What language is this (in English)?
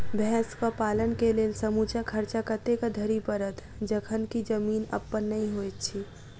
Maithili